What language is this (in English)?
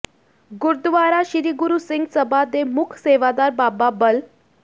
Punjabi